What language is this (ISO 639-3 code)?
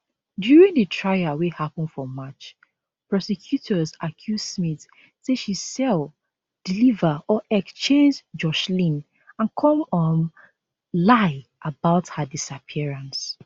pcm